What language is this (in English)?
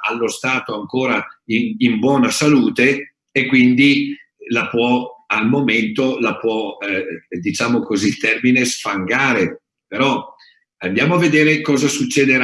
Italian